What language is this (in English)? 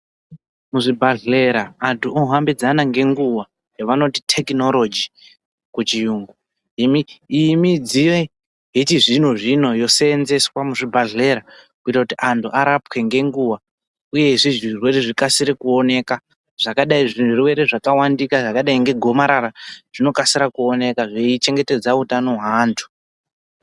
Ndau